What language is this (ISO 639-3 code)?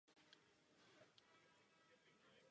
ces